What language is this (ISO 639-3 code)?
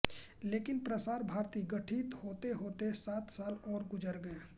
hin